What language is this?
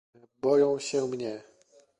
Polish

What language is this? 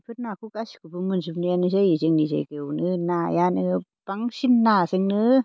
Bodo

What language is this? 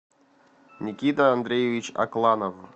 Russian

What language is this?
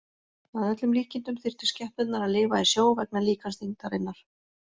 Icelandic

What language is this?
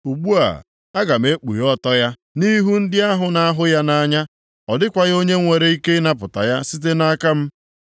Igbo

